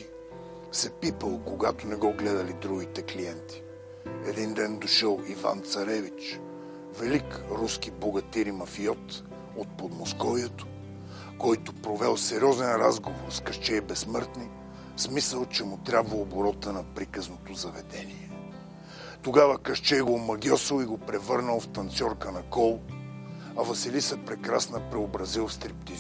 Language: Bulgarian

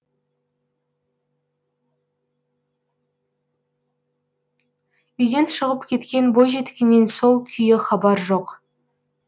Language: Kazakh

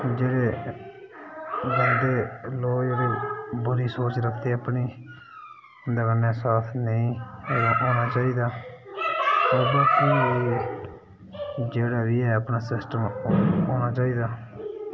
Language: Dogri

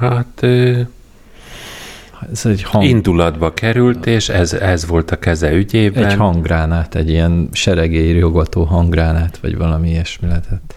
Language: Hungarian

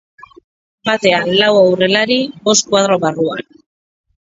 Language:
Basque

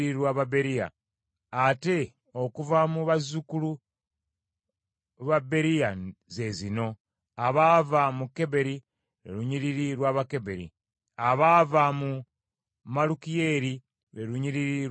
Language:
Ganda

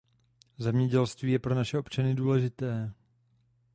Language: Czech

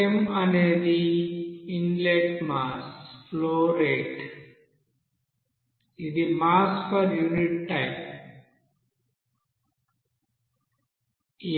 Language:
Telugu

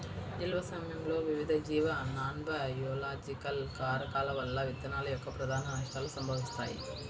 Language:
Telugu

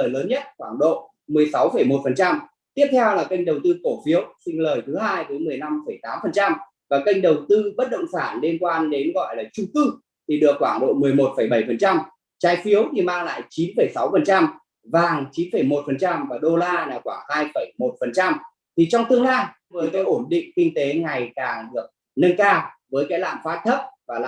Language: Vietnamese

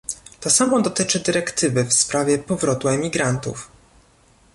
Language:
Polish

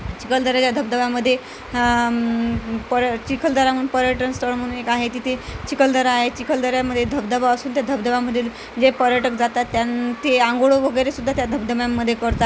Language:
Marathi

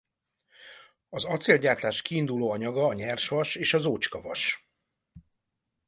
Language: Hungarian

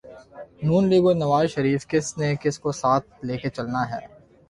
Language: Urdu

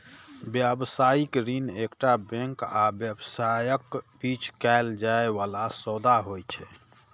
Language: Maithili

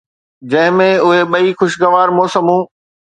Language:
Sindhi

